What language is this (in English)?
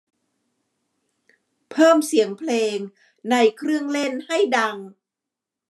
Thai